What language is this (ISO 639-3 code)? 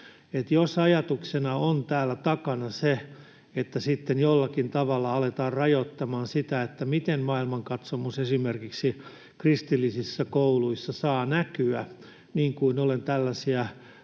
fin